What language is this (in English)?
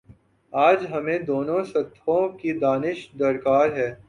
Urdu